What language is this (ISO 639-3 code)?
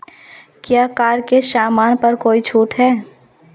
hin